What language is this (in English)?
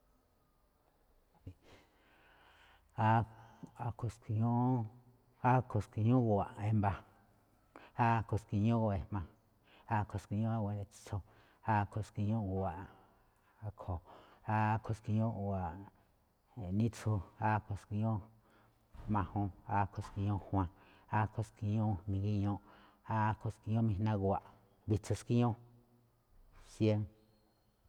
Malinaltepec Me'phaa